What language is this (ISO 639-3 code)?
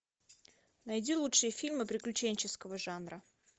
rus